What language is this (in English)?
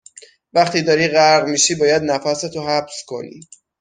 Persian